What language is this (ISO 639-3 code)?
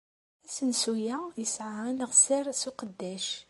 kab